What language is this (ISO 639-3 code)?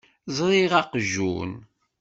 kab